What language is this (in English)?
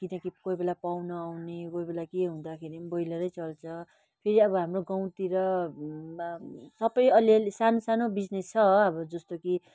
Nepali